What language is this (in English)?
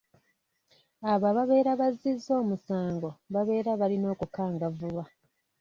Ganda